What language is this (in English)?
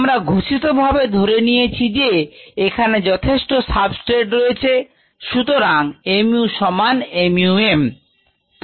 Bangla